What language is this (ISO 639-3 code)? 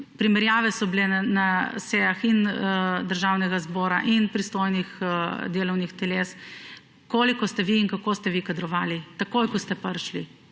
slv